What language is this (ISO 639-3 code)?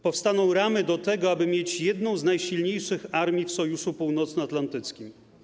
pol